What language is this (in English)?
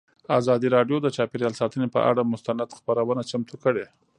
Pashto